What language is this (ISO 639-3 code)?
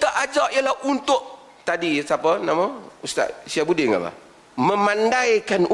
msa